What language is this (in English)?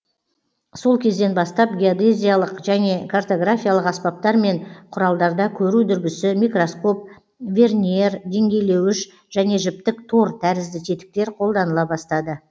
Kazakh